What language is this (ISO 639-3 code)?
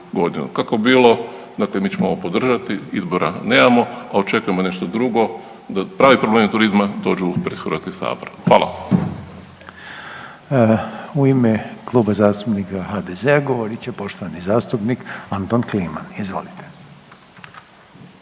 hrv